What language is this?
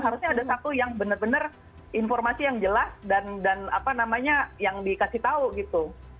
Indonesian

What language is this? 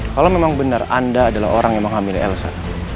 Indonesian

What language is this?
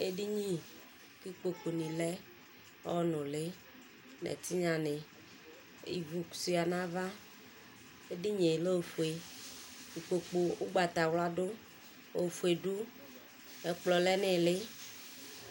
Ikposo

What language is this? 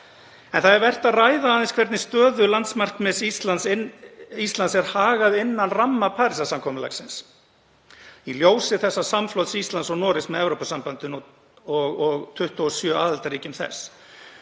Icelandic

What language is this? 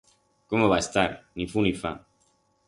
Aragonese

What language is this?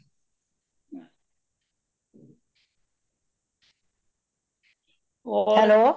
Punjabi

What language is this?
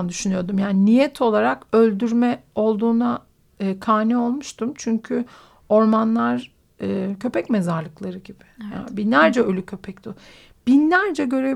Turkish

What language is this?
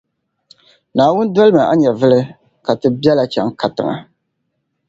Dagbani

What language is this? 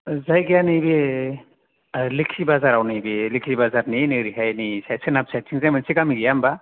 Bodo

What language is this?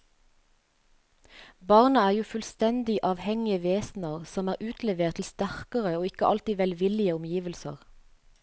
Norwegian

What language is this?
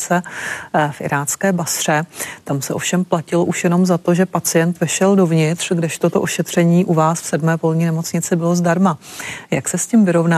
Czech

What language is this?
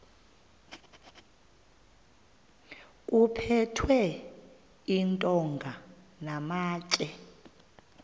Xhosa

